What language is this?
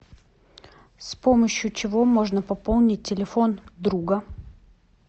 Russian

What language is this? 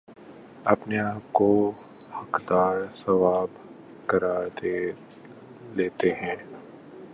Urdu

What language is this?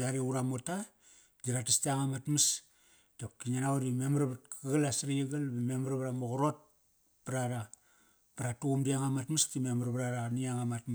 Kairak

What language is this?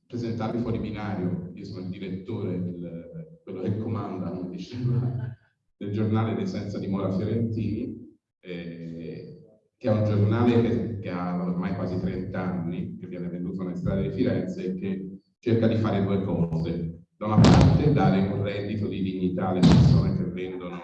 Italian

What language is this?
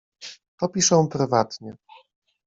Polish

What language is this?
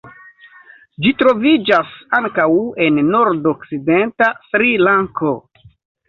Esperanto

